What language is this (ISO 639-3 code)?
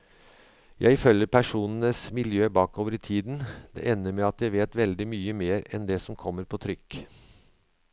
nor